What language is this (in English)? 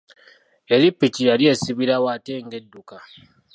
Ganda